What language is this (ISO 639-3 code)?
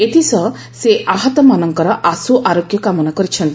ori